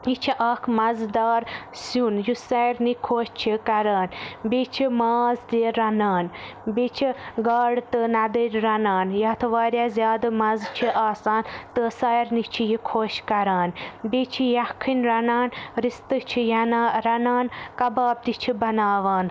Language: Kashmiri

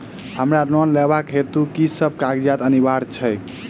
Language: Maithili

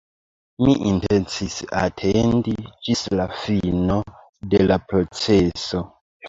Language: Esperanto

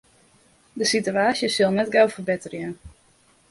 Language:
Western Frisian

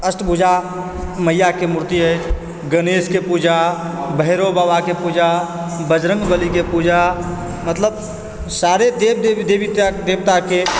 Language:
Maithili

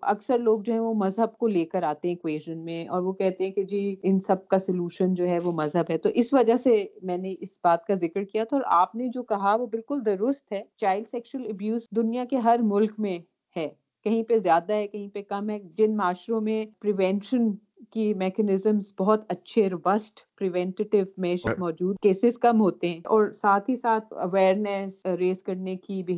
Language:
Urdu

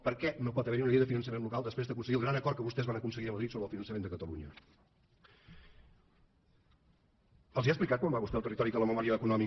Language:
Catalan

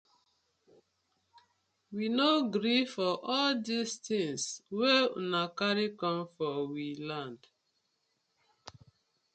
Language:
Nigerian Pidgin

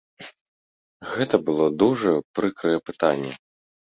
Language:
Belarusian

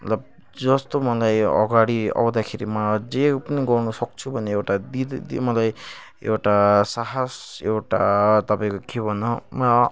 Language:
Nepali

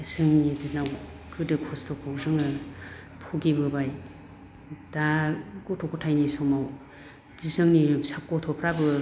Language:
Bodo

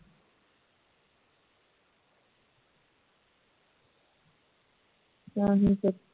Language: Punjabi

